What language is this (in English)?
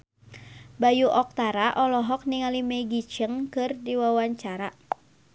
Sundanese